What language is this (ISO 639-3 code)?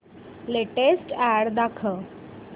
mar